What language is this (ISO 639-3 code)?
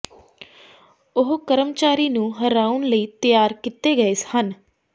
pan